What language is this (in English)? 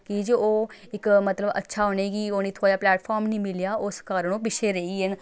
Dogri